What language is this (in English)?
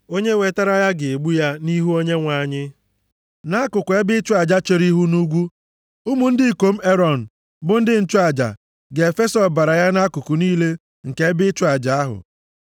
Igbo